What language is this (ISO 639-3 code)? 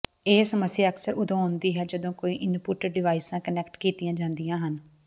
pan